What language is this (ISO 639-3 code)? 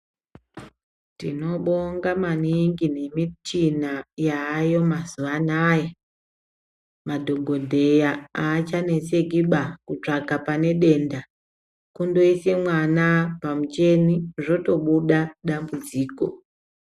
ndc